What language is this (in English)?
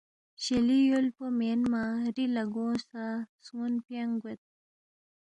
Balti